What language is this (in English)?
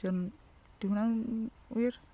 Welsh